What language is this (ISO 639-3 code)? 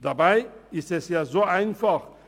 gsw